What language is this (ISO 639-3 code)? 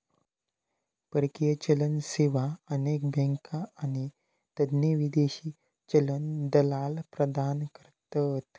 mar